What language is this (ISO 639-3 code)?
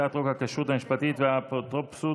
heb